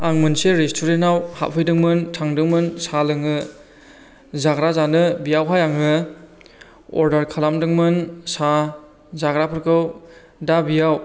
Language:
Bodo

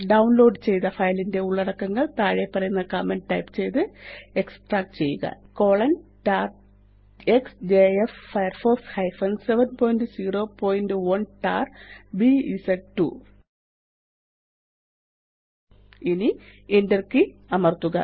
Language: Malayalam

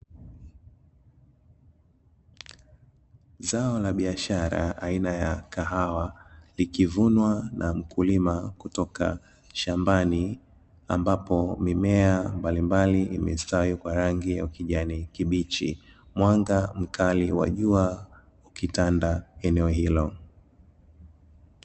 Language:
Swahili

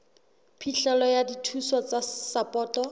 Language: Southern Sotho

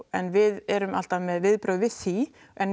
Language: Icelandic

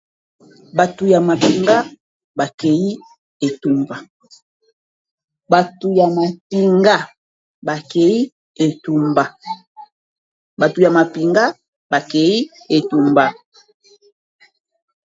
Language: Lingala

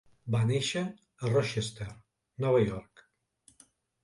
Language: Catalan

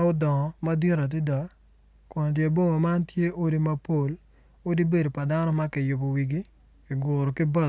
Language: Acoli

